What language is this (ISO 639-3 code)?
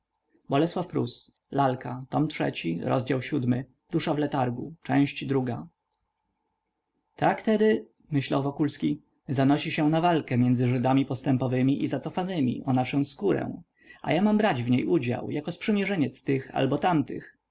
pol